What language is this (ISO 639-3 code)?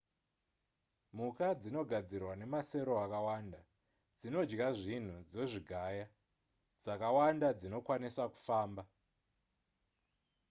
sna